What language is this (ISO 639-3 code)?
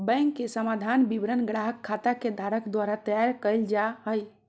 mag